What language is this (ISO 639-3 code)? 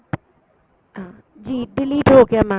pan